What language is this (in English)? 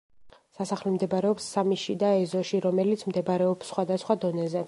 Georgian